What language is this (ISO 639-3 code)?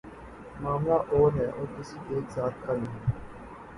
urd